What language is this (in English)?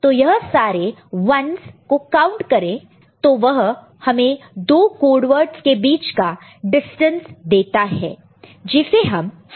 Hindi